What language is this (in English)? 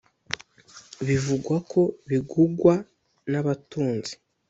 Kinyarwanda